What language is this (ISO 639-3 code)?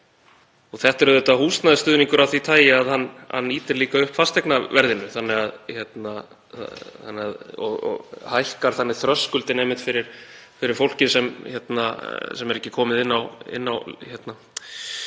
isl